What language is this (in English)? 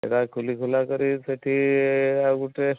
Odia